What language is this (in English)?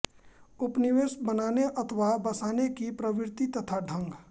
Hindi